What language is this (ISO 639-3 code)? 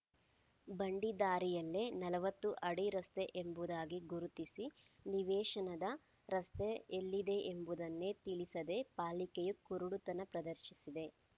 kan